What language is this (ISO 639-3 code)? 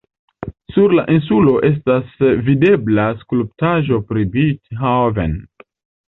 epo